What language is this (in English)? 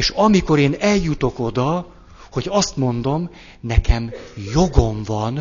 Hungarian